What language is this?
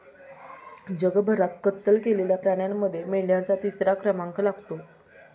Marathi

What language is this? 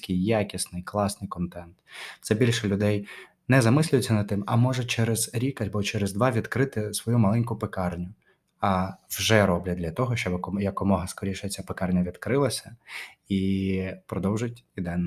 Ukrainian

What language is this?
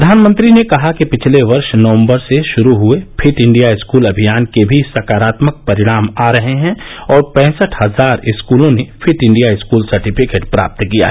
Hindi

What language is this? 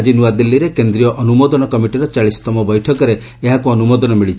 Odia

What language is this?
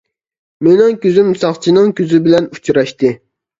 Uyghur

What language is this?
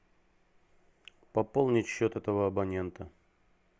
Russian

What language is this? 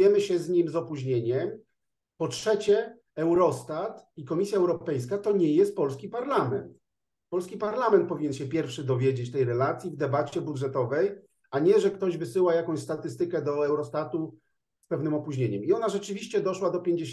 Polish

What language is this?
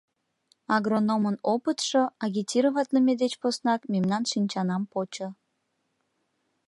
Mari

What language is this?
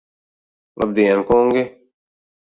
Latvian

